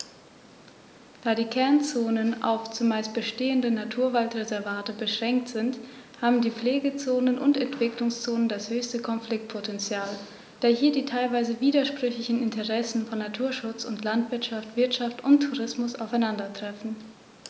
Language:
German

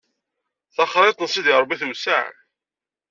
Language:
Kabyle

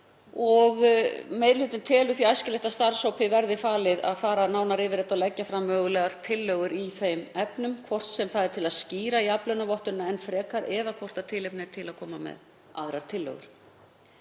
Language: Icelandic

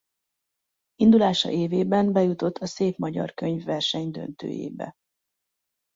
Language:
Hungarian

